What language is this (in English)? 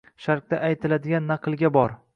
Uzbek